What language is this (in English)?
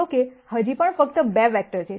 Gujarati